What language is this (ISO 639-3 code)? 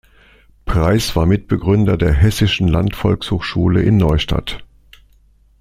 deu